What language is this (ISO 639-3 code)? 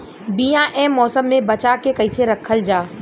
bho